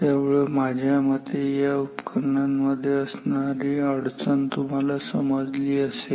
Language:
Marathi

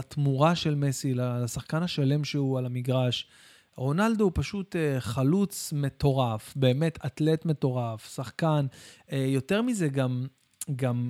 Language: Hebrew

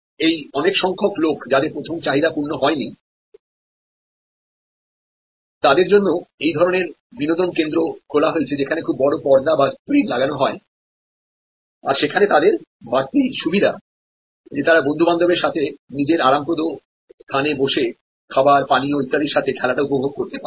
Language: Bangla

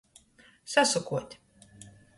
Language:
Latgalian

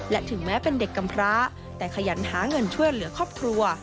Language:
Thai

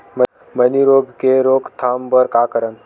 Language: Chhattisgarhi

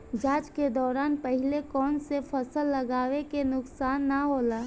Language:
Bhojpuri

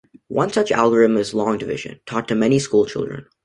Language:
English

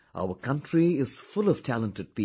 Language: English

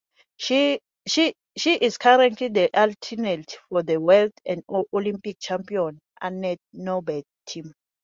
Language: English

